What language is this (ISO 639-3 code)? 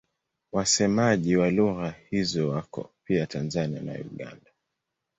swa